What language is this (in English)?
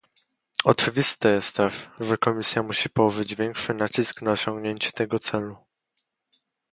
Polish